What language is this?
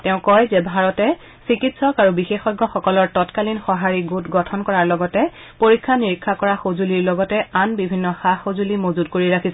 Assamese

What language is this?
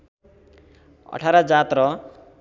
Nepali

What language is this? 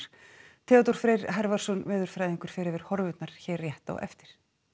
Icelandic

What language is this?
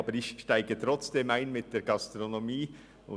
Swiss German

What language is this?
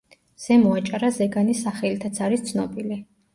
Georgian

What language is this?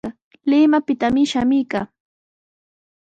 Sihuas Ancash Quechua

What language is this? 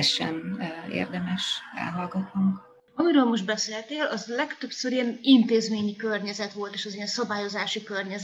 Hungarian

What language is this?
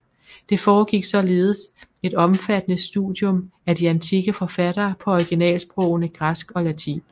Danish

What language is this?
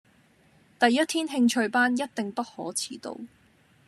Cantonese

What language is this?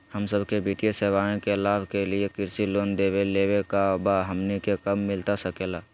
Magahi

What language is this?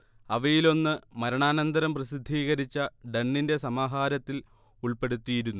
Malayalam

